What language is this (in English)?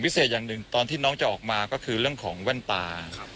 Thai